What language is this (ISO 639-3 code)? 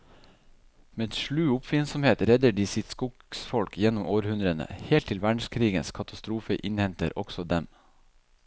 nor